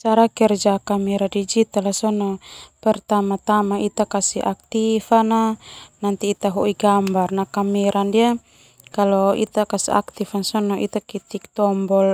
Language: Termanu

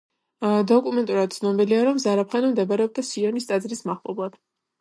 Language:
Georgian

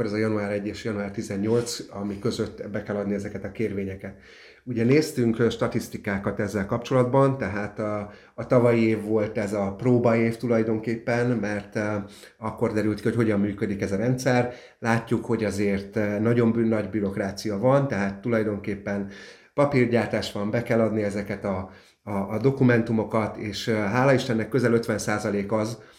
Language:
Hungarian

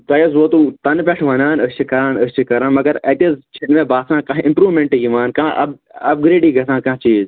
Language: Kashmiri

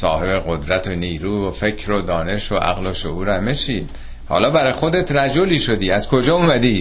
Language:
Persian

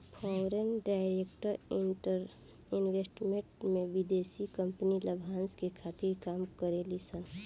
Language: Bhojpuri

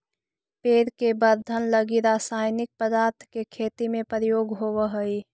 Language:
Magahi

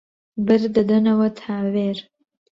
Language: Central Kurdish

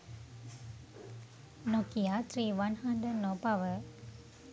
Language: Sinhala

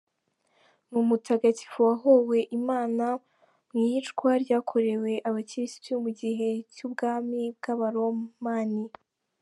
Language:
Kinyarwanda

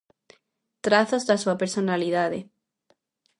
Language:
Galician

